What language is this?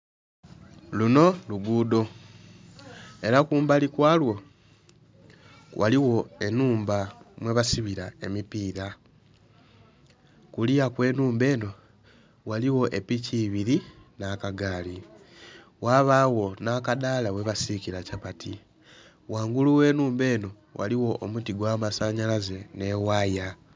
Soga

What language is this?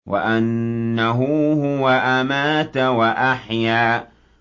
Arabic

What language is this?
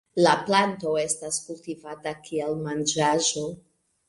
Esperanto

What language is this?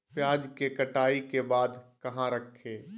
Magahi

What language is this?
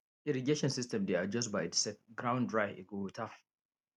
Nigerian Pidgin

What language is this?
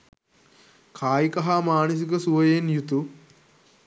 Sinhala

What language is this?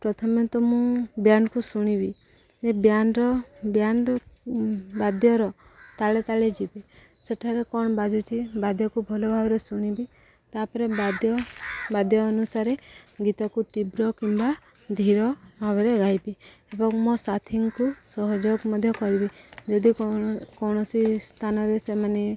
Odia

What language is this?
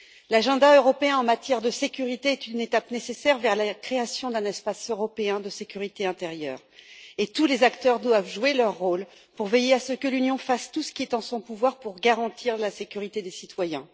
French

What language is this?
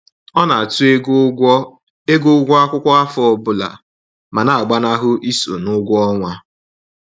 Igbo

